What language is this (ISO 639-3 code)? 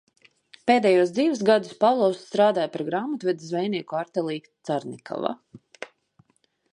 lav